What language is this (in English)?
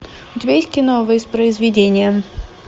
Russian